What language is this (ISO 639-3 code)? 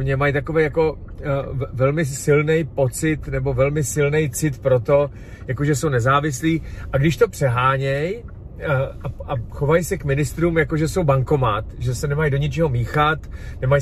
ces